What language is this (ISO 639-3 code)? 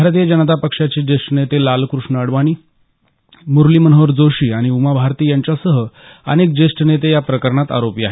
mar